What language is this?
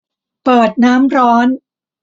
Thai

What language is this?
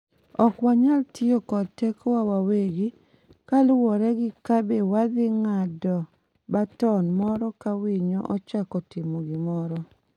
Luo (Kenya and Tanzania)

